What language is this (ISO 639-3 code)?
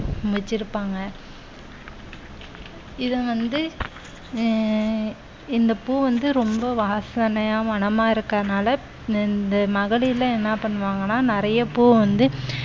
tam